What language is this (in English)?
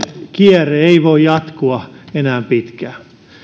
Finnish